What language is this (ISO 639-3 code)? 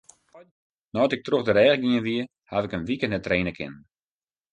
fry